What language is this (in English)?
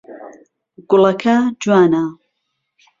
Central Kurdish